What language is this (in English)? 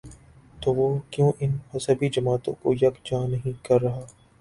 Urdu